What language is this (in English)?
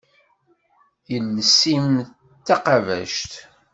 Kabyle